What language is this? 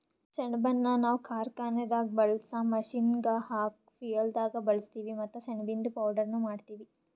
Kannada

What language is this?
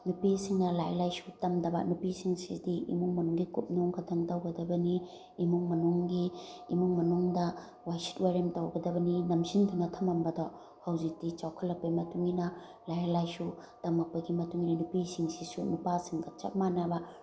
Manipuri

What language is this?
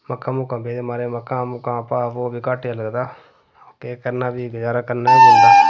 Dogri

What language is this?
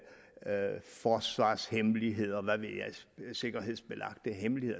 Danish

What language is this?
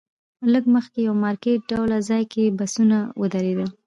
Pashto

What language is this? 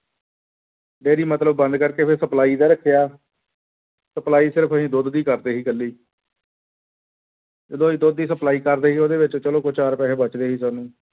Punjabi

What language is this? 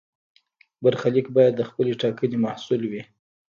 Pashto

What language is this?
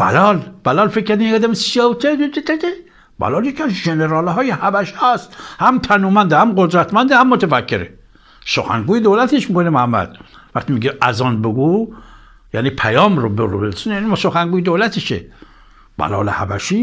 Persian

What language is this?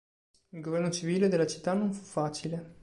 Italian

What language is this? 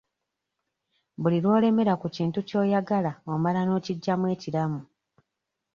Ganda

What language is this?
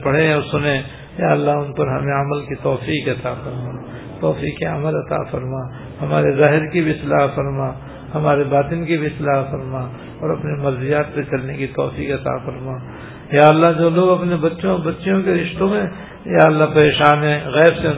Urdu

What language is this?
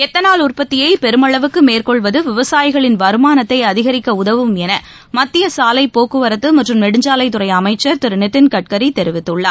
Tamil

